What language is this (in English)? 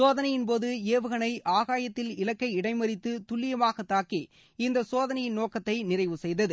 Tamil